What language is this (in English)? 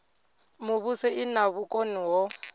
Venda